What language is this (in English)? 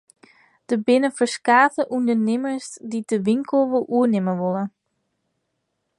Western Frisian